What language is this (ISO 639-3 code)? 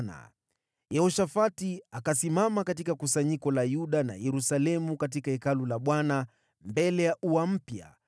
swa